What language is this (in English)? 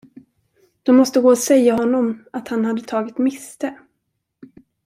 Swedish